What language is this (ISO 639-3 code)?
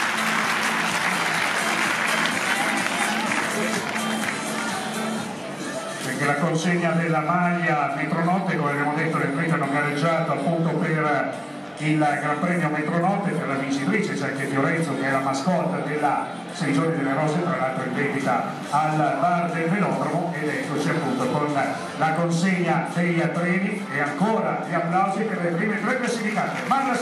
ita